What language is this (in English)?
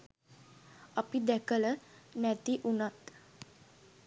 Sinhala